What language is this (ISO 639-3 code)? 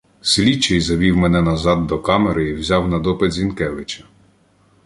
ukr